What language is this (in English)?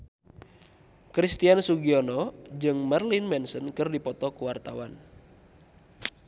Sundanese